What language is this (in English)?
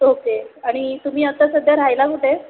Marathi